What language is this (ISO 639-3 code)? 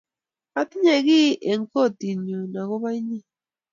kln